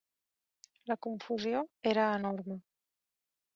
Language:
Catalan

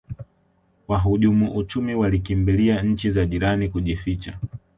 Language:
Swahili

